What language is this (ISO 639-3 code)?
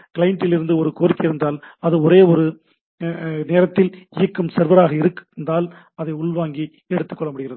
tam